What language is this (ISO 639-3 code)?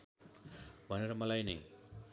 nep